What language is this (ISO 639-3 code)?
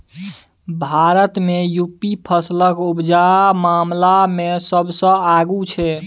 mai